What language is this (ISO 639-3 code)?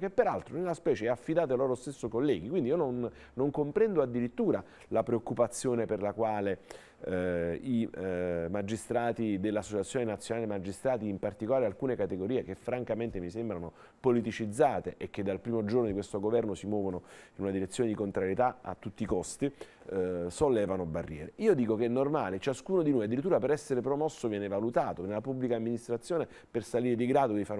ita